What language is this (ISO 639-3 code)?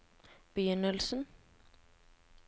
nor